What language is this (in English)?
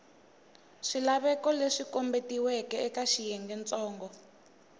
Tsonga